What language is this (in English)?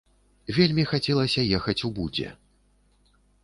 Belarusian